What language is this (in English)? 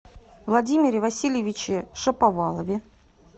Russian